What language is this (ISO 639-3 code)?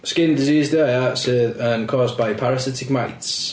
cym